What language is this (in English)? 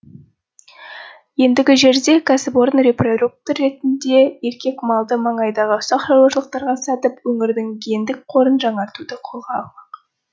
Kazakh